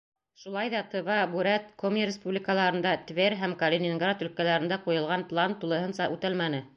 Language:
Bashkir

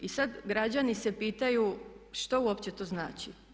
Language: Croatian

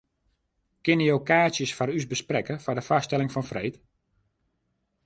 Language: Western Frisian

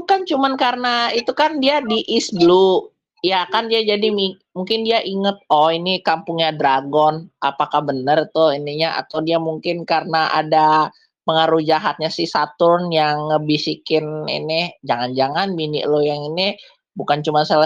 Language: Indonesian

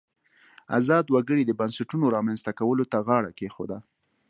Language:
Pashto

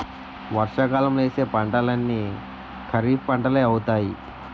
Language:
Telugu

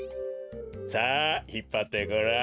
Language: Japanese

